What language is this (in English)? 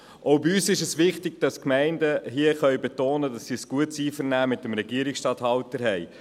Swiss German